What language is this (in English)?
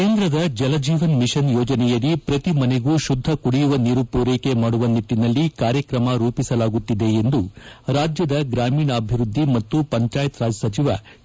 Kannada